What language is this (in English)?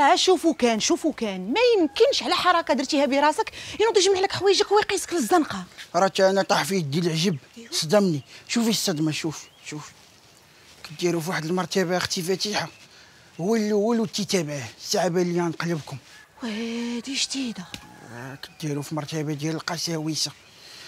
Arabic